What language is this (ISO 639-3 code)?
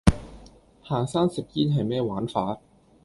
yue